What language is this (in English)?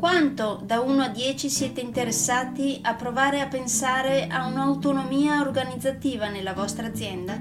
Italian